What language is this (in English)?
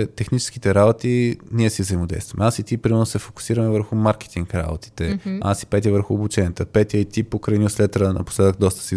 Bulgarian